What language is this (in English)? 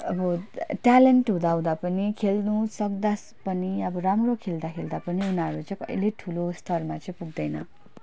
Nepali